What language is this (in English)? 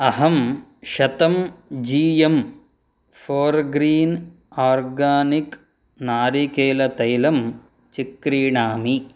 Sanskrit